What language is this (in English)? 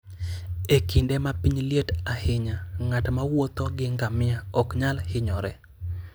Luo (Kenya and Tanzania)